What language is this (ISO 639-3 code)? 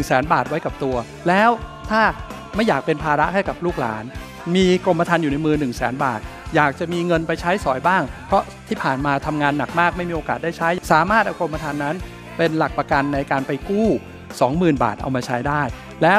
tha